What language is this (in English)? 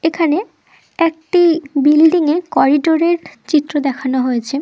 Bangla